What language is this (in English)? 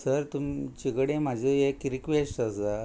Konkani